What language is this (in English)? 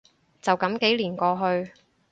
Cantonese